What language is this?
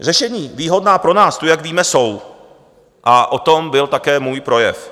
Czech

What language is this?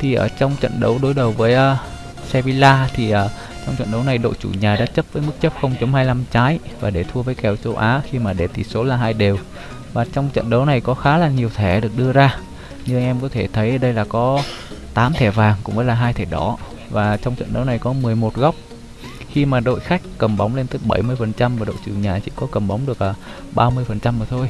Vietnamese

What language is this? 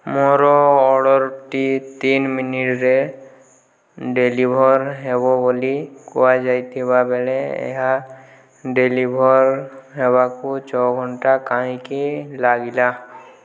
Odia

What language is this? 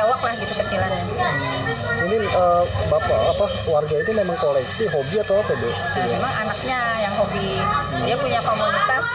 Indonesian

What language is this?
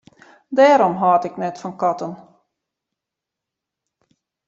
Western Frisian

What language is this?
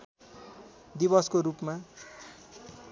Nepali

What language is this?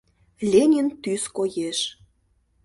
Mari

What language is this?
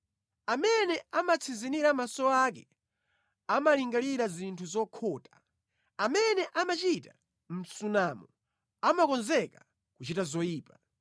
Nyanja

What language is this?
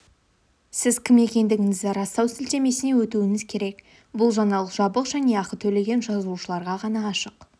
Kazakh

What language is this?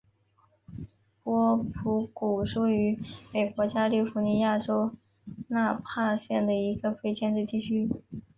Chinese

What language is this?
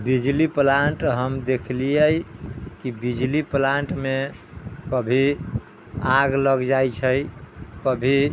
Maithili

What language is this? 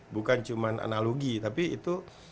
Indonesian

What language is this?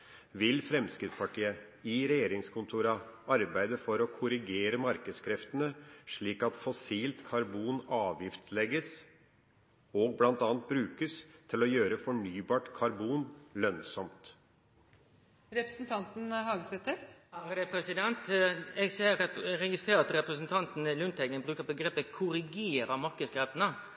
Norwegian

